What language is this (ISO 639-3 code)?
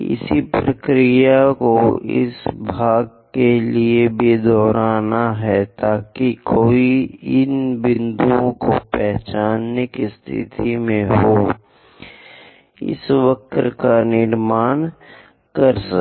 hin